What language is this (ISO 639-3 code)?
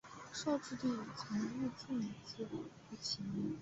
zho